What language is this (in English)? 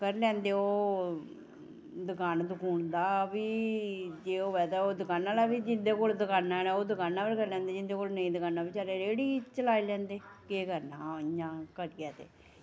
Dogri